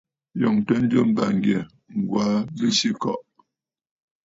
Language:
Bafut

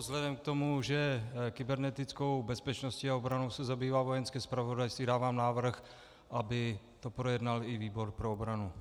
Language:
Czech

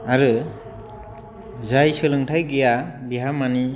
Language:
Bodo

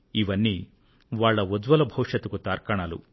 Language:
Telugu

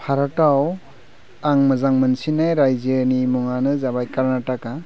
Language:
Bodo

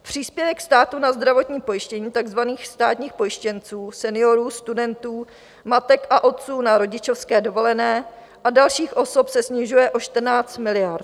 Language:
Czech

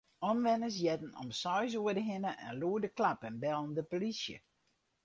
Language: Western Frisian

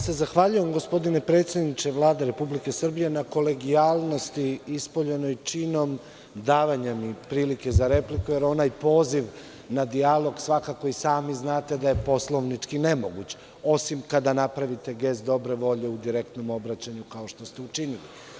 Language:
Serbian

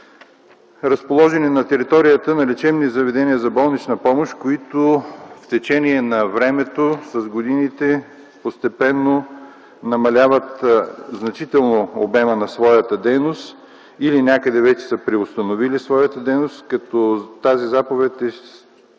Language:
Bulgarian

